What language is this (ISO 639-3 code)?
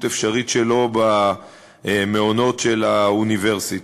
heb